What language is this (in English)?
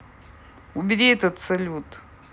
Russian